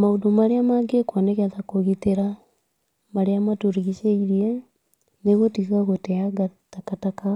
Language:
Kikuyu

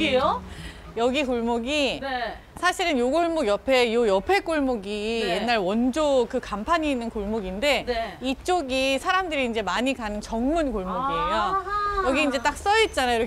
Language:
Korean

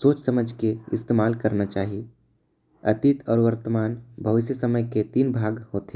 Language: Korwa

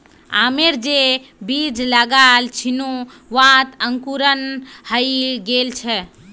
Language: Magahi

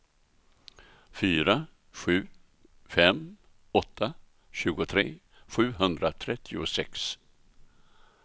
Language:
Swedish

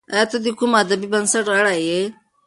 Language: Pashto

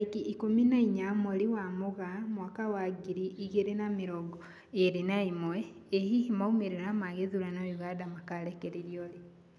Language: Kikuyu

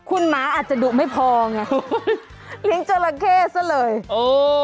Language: Thai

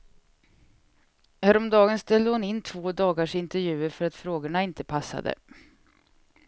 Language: Swedish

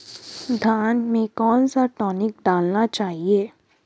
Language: Hindi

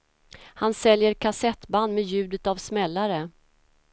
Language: Swedish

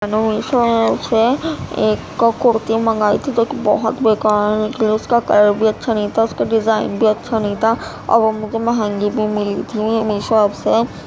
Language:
Urdu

